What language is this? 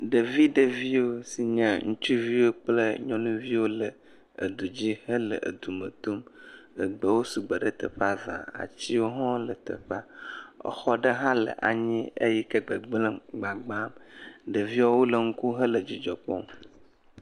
Ewe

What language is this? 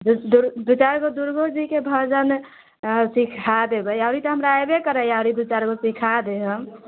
Maithili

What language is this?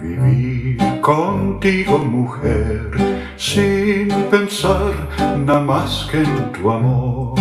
Romanian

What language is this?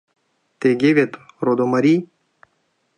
Mari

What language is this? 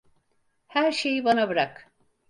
Turkish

